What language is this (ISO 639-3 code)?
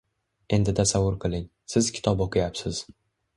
uzb